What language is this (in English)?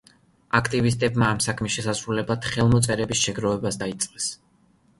Georgian